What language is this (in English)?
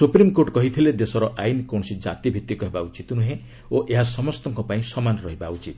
Odia